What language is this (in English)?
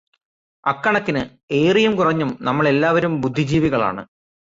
Malayalam